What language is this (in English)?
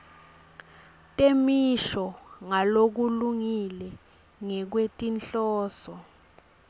Swati